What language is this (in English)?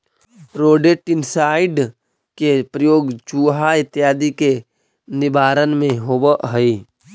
Magahi